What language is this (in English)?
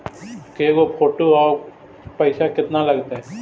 Magahi